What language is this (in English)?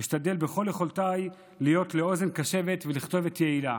Hebrew